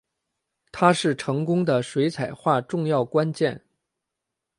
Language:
Chinese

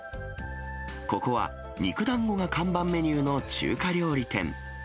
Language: Japanese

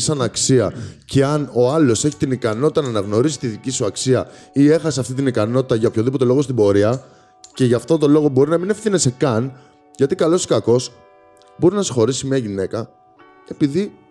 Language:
Greek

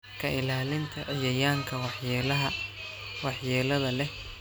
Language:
Somali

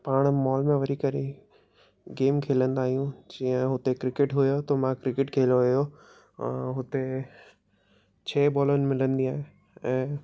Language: Sindhi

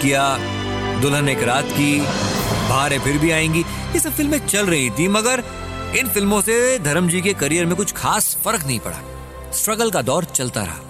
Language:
Hindi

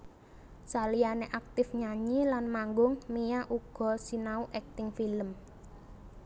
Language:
Javanese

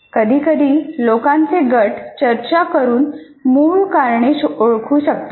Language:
Marathi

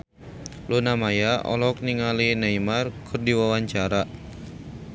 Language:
Sundanese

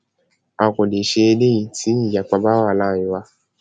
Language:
Yoruba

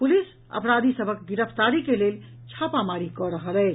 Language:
Maithili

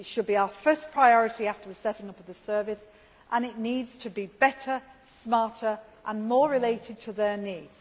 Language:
English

